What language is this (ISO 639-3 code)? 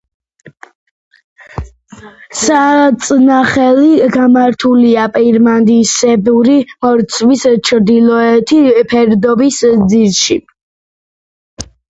kat